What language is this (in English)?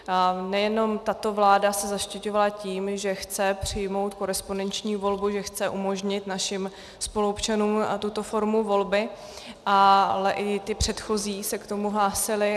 Czech